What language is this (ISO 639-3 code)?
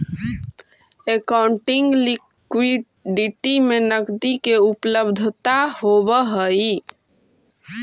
mag